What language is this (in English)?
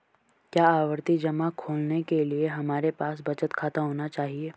Hindi